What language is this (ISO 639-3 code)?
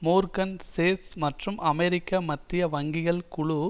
tam